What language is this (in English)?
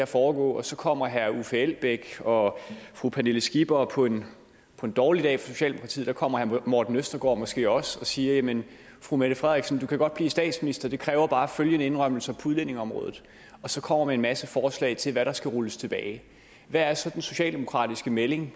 Danish